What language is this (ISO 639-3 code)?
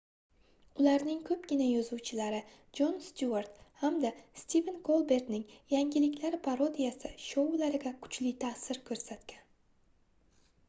uzb